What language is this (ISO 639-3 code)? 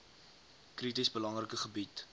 afr